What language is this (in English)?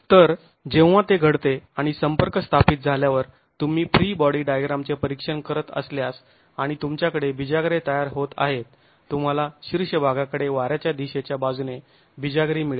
Marathi